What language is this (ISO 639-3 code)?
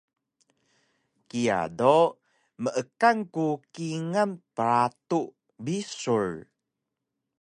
trv